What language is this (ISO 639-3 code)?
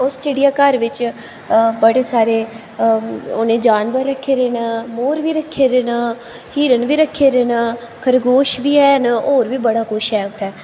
doi